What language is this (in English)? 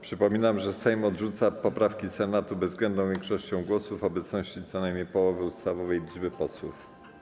Polish